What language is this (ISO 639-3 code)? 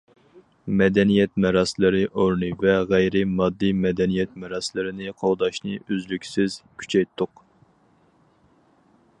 uig